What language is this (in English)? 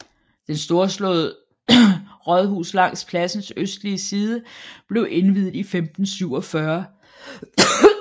Danish